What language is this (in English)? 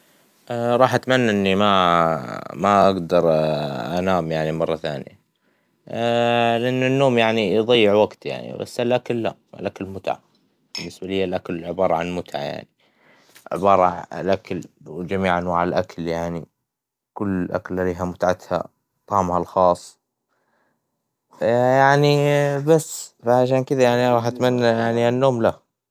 Hijazi Arabic